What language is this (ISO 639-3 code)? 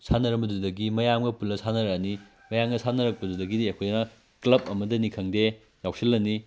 mni